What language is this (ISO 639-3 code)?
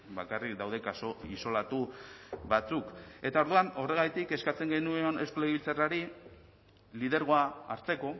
eus